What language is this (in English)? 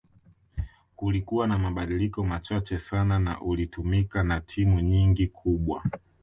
Swahili